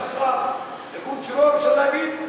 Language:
Hebrew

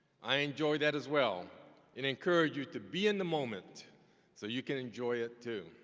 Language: English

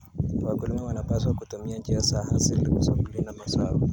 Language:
Kalenjin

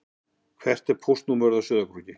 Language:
Icelandic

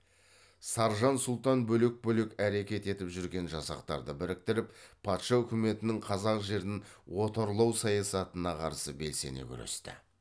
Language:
Kazakh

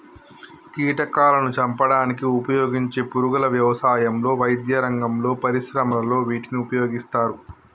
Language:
Telugu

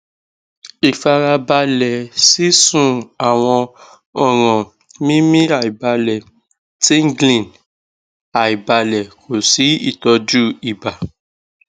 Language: Yoruba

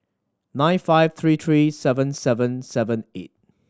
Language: English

